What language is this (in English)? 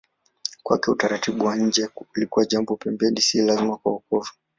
Swahili